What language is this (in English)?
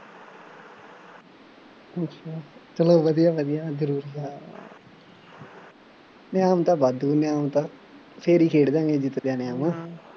Punjabi